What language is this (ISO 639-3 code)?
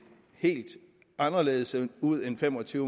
dan